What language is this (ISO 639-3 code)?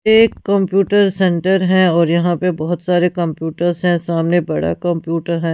hin